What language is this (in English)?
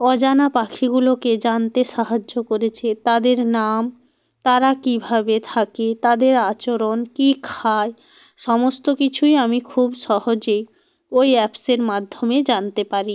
Bangla